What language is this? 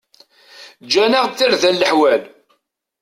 Kabyle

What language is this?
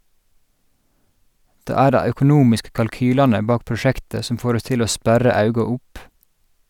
Norwegian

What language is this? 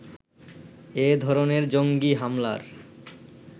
Bangla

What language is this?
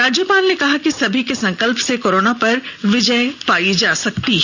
Hindi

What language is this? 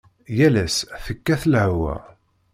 Kabyle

